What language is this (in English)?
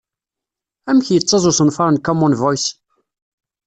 Kabyle